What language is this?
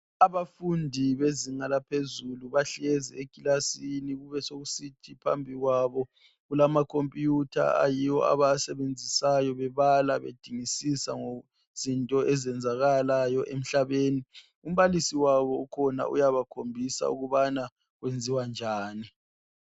North Ndebele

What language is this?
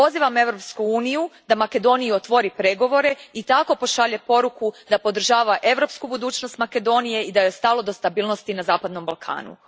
Croatian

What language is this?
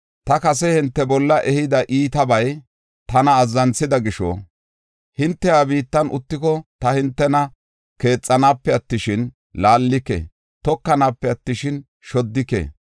Gofa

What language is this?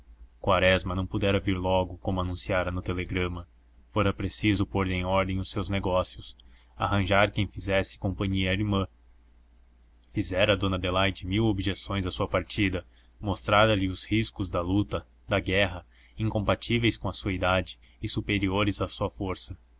Portuguese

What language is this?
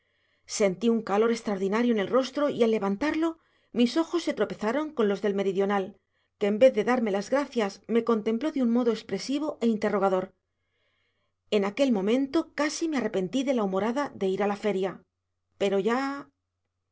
Spanish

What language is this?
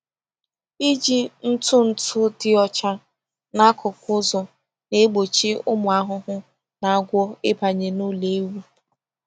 Igbo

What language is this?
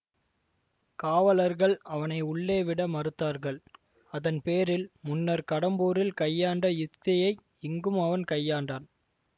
Tamil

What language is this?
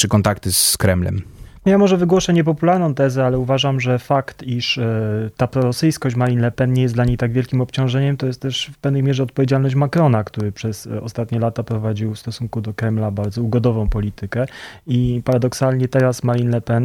Polish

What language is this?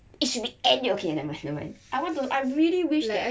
English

